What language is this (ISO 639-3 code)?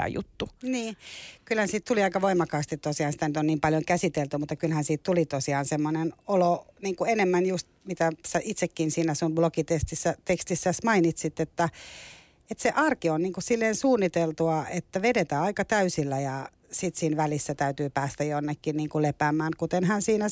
fin